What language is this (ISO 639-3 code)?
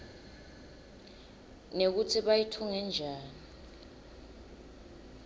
ssw